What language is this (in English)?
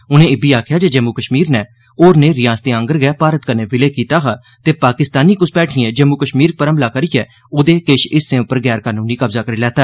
Dogri